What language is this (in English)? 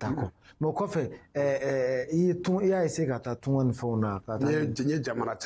French